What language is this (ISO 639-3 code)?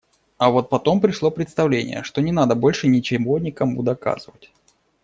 rus